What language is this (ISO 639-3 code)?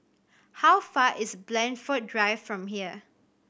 eng